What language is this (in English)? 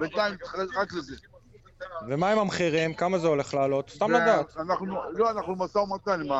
Hebrew